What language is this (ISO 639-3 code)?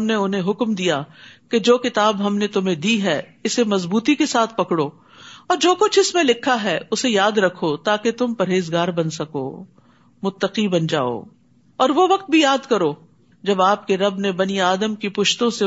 urd